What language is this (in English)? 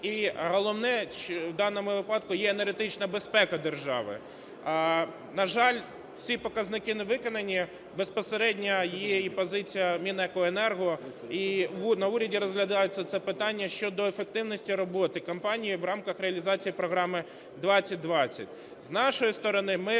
Ukrainian